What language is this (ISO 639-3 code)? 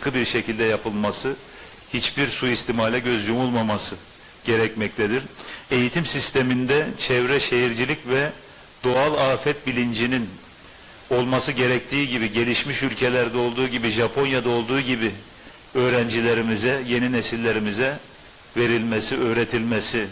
tur